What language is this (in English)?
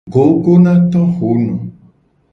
Gen